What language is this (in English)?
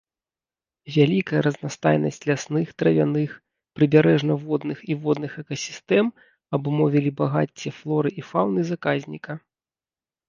Belarusian